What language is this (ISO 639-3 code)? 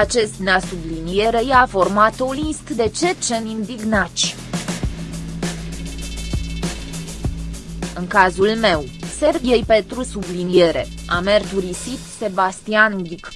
ron